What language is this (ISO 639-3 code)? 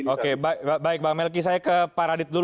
ind